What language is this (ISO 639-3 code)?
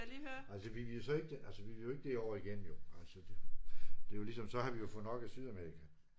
dan